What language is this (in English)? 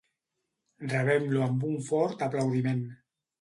Catalan